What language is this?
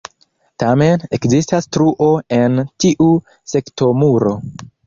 Esperanto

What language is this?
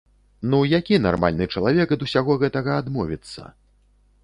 Belarusian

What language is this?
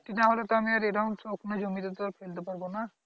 Bangla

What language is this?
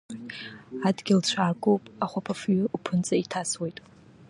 Abkhazian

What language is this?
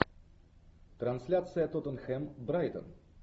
Russian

